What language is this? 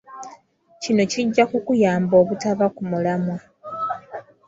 Ganda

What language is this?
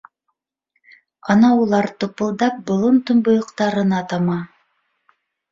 Bashkir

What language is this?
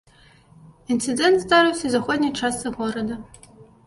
Belarusian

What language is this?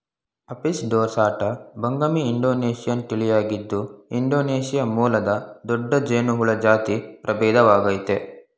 Kannada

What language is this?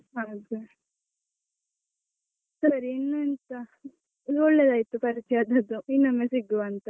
Kannada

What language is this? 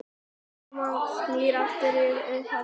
Icelandic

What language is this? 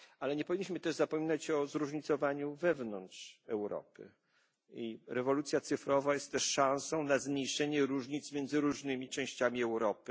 Polish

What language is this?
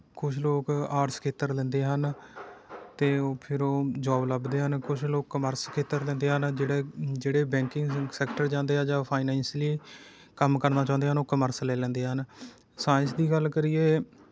Punjabi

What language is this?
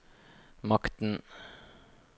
Norwegian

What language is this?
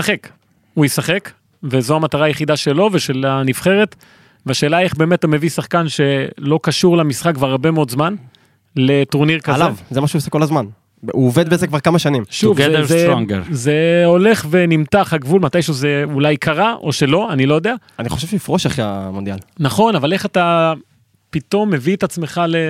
Hebrew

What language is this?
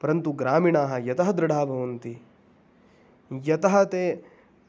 Sanskrit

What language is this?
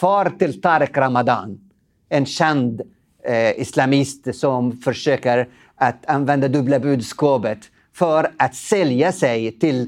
Swedish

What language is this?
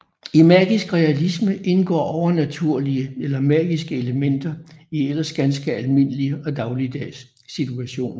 Danish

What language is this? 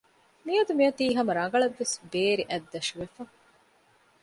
Divehi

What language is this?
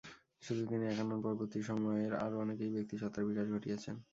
Bangla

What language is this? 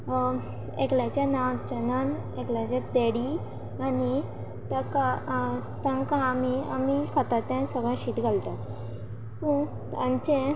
Konkani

